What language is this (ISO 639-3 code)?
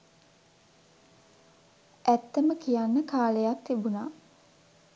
sin